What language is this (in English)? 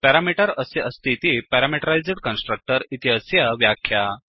Sanskrit